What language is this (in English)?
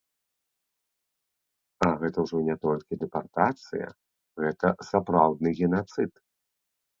Belarusian